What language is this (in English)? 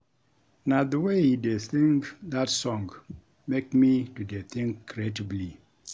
Nigerian Pidgin